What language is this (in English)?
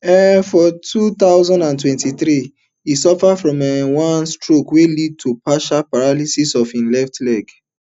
Nigerian Pidgin